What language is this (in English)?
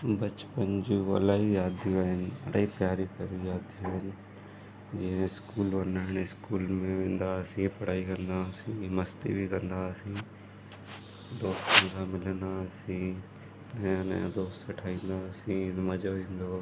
Sindhi